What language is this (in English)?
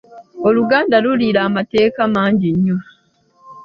Ganda